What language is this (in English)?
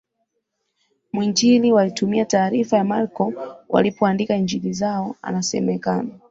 Swahili